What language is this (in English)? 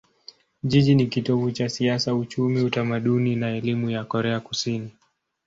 Swahili